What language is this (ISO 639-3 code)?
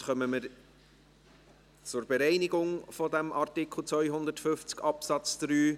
gsw